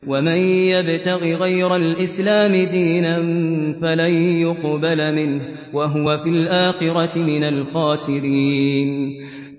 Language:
Arabic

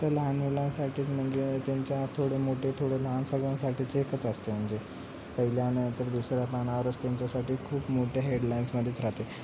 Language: Marathi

